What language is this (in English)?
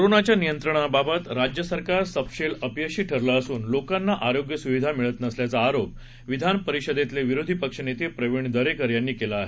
Marathi